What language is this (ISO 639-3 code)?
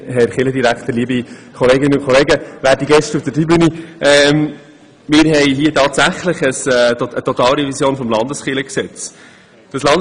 gsw